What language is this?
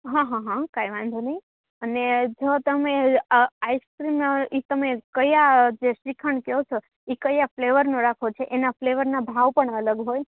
Gujarati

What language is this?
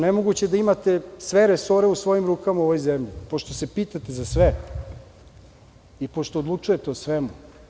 Serbian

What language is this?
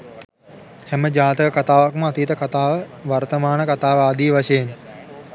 Sinhala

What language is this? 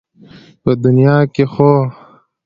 Pashto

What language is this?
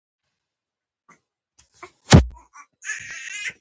Pashto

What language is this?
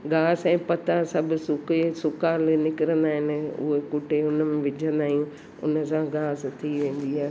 Sindhi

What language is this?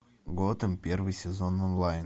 Russian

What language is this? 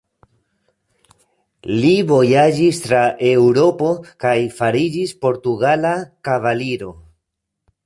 Esperanto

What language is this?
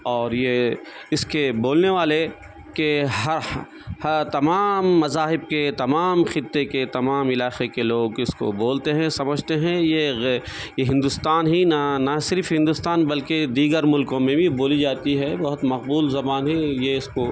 Urdu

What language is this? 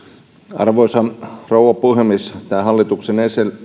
Finnish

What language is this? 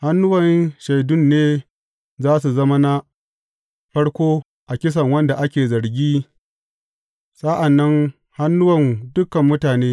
Hausa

